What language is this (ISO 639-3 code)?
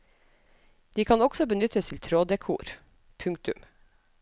nor